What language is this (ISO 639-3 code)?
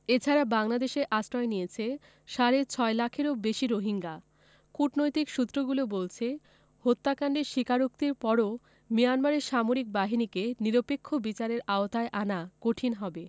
ben